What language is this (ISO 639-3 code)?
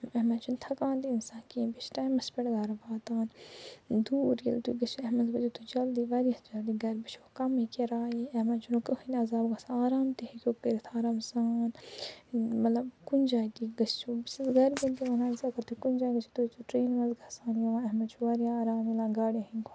kas